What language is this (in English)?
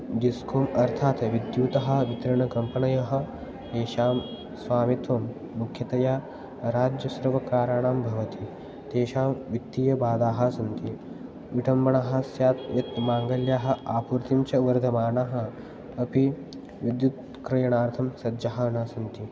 Sanskrit